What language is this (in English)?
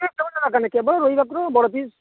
Odia